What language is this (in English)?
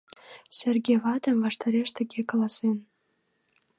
Mari